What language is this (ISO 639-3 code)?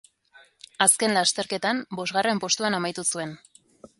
eus